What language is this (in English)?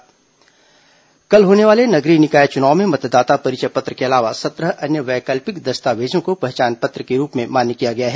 Hindi